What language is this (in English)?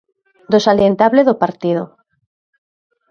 Galician